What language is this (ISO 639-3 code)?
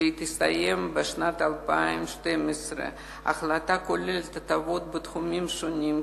heb